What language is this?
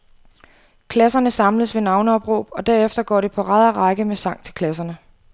Danish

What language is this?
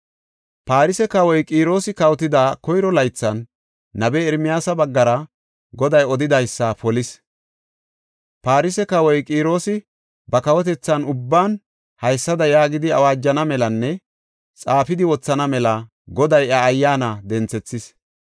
Gofa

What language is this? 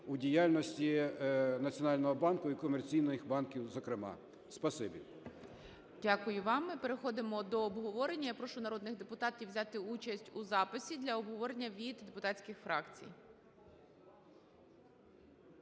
Ukrainian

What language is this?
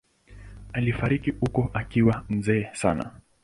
Swahili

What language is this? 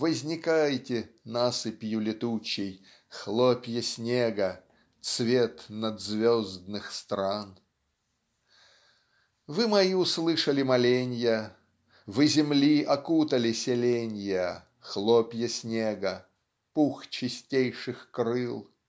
Russian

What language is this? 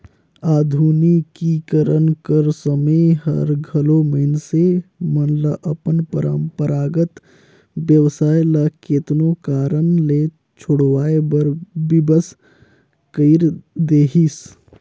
Chhattisgarhi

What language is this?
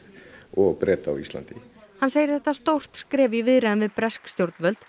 Icelandic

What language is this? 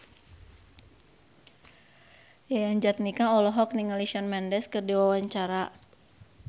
Sundanese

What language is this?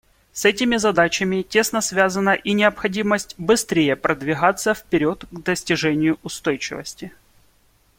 Russian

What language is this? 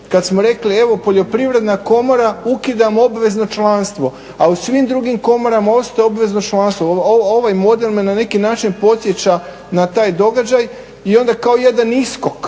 Croatian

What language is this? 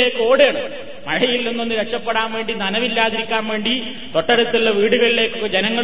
Malayalam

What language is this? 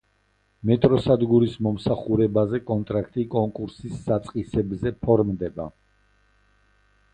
Georgian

